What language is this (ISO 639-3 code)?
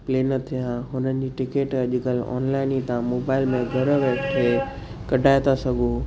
snd